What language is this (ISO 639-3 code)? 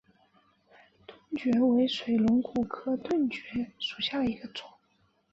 zho